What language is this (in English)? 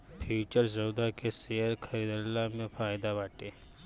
Bhojpuri